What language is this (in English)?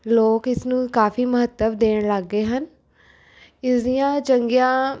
Punjabi